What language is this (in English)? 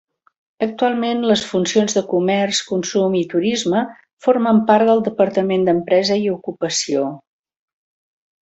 Catalan